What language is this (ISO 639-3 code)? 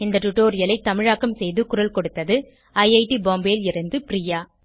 tam